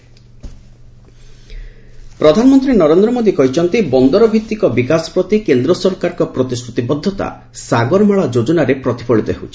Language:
Odia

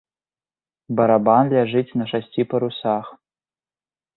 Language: Belarusian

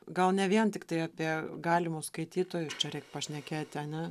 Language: Lithuanian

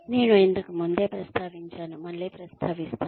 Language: Telugu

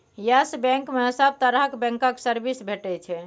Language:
Maithili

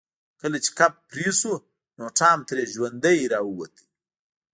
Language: Pashto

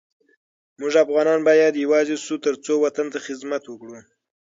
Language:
Pashto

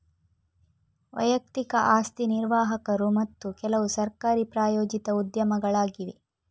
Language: Kannada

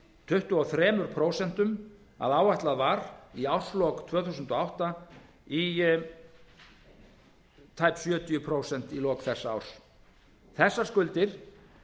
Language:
Icelandic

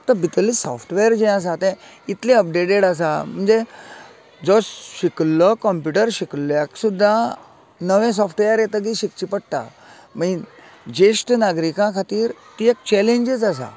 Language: Konkani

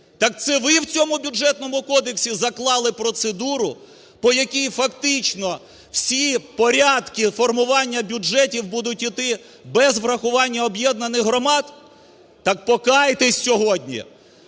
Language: Ukrainian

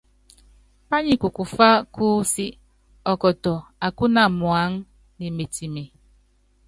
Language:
Yangben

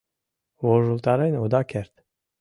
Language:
Mari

